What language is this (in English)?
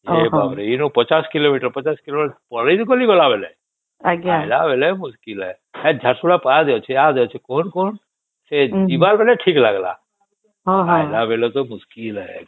Odia